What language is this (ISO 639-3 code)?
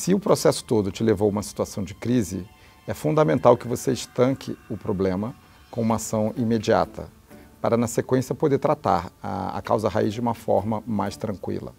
por